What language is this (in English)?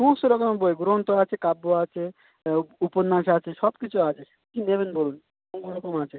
Bangla